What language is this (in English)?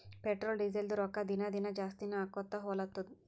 Kannada